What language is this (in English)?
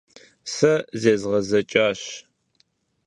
Kabardian